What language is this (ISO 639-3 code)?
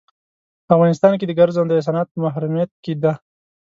pus